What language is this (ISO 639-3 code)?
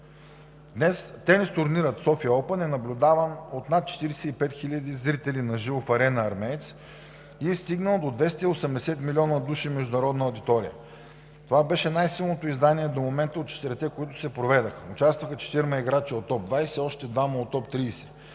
bul